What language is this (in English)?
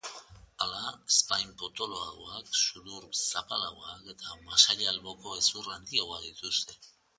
Basque